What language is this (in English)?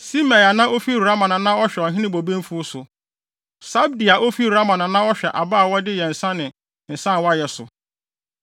Akan